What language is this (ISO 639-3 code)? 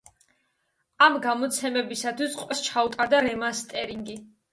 kat